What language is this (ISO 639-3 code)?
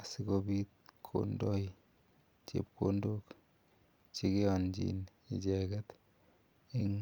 kln